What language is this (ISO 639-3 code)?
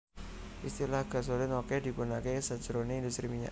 jav